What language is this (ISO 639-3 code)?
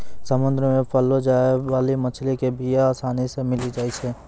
mai